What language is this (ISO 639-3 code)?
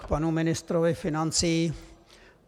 ces